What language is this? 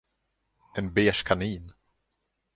Swedish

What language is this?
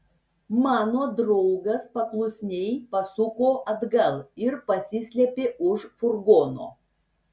Lithuanian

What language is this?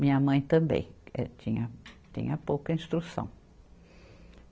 Portuguese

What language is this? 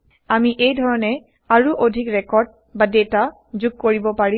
Assamese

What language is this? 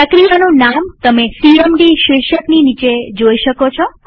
Gujarati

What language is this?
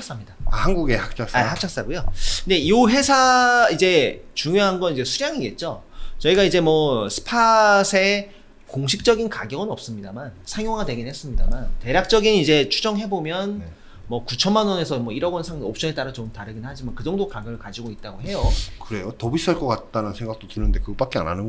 Korean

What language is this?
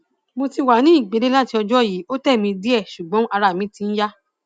Yoruba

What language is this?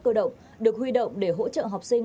Vietnamese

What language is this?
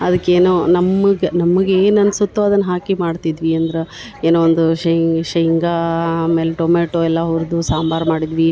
Kannada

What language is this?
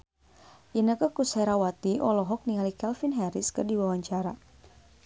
Sundanese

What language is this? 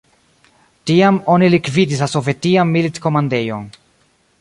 Esperanto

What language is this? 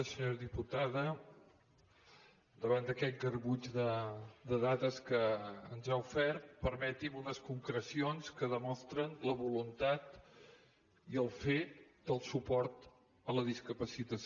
Catalan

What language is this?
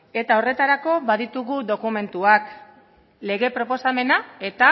Basque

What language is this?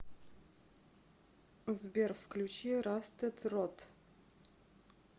Russian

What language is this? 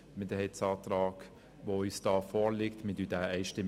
Swiss German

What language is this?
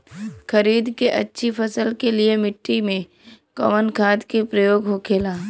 Bhojpuri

